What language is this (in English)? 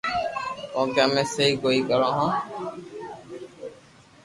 Loarki